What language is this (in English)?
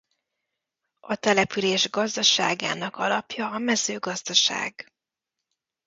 Hungarian